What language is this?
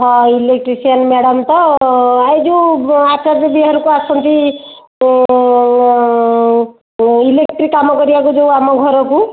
Odia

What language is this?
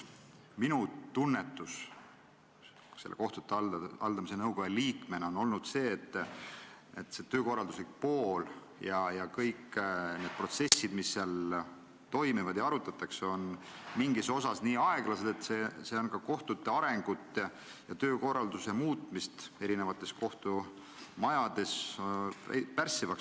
Estonian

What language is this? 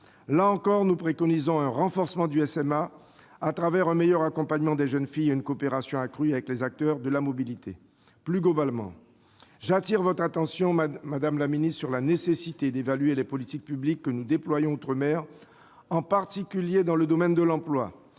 French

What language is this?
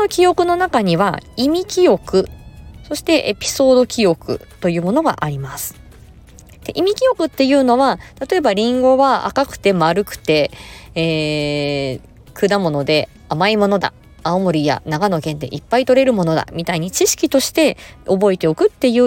Japanese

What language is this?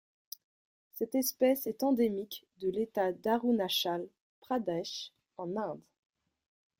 French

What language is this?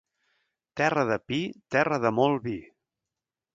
Catalan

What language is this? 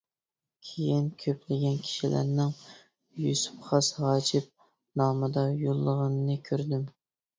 Uyghur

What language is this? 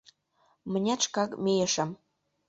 Mari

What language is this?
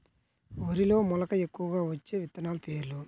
Telugu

